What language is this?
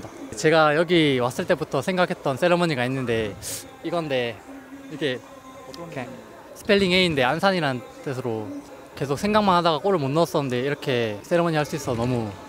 Korean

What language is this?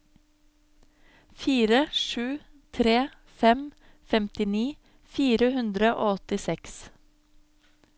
Norwegian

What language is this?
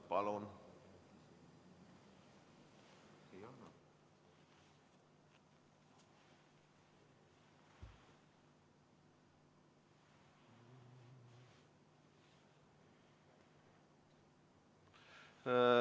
Estonian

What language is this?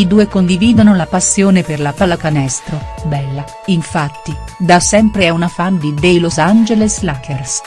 Italian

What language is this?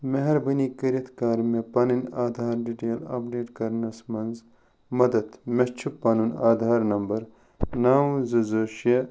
Kashmiri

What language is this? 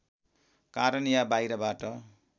Nepali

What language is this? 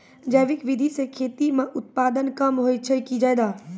Maithili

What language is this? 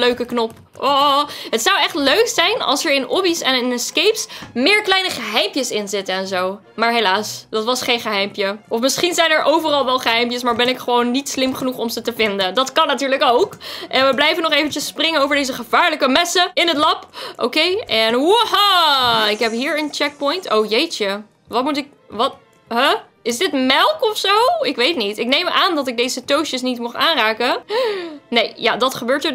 Dutch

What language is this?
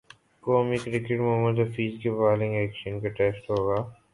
Urdu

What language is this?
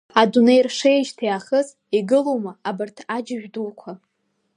Abkhazian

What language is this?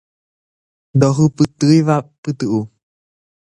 Guarani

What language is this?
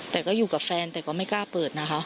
Thai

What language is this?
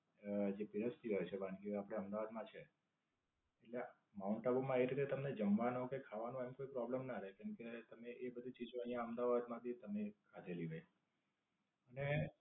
Gujarati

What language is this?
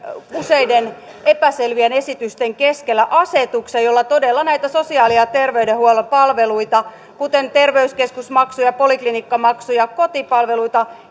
Finnish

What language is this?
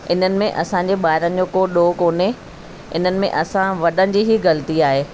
Sindhi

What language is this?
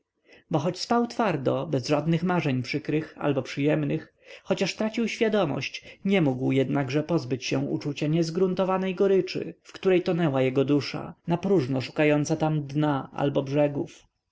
Polish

